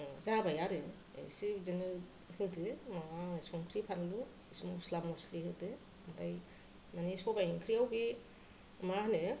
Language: Bodo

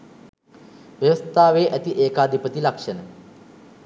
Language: Sinhala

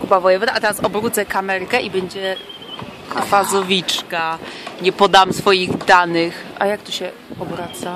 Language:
Polish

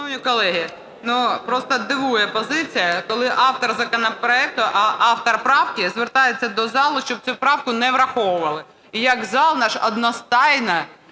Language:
Ukrainian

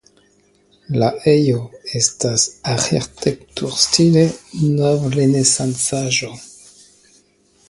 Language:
Esperanto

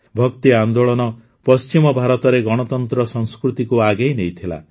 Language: Odia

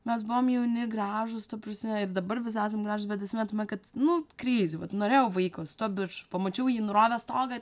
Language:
Lithuanian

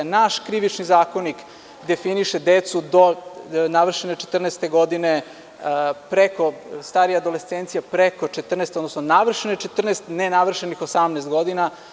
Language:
Serbian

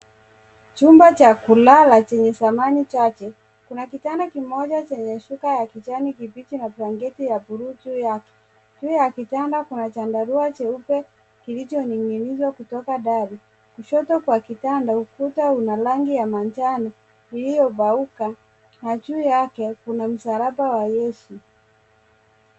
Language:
Swahili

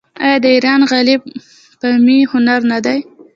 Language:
Pashto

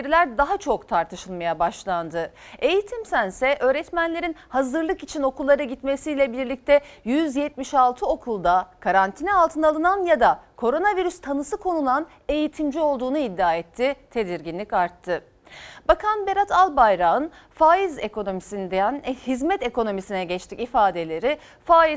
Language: Turkish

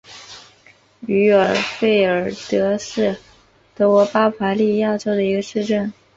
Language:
Chinese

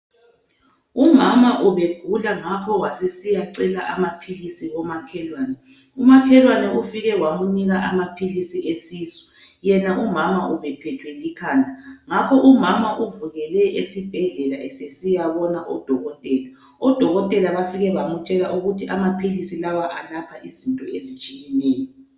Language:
North Ndebele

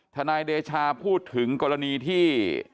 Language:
Thai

